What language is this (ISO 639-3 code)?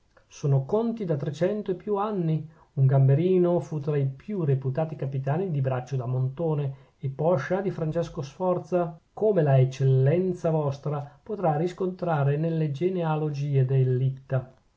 ita